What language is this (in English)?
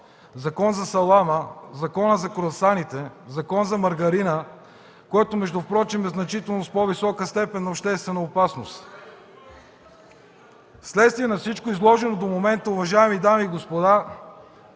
Bulgarian